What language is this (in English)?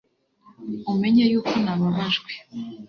Kinyarwanda